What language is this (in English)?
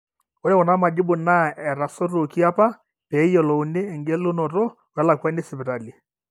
Masai